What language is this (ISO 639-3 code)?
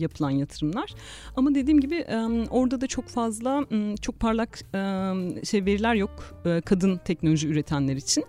tur